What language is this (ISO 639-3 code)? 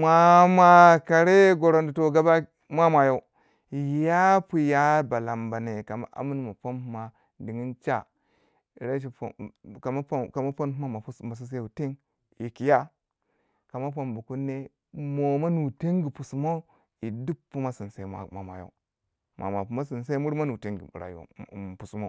wja